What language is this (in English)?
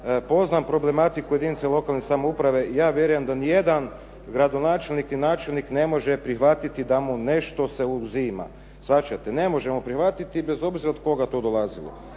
Croatian